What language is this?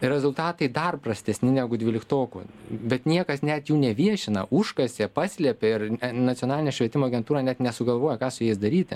Lithuanian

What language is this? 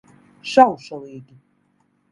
Latvian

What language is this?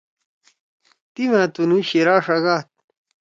Torwali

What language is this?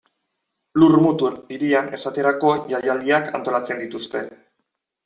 Basque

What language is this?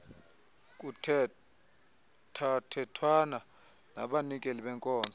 Xhosa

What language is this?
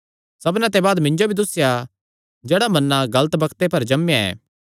Kangri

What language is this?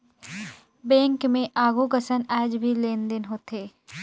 Chhattisgarhi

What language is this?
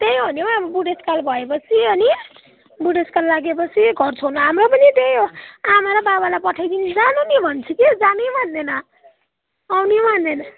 Nepali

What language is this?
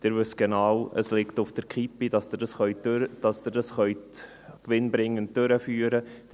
Swiss German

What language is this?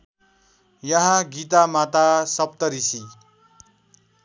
Nepali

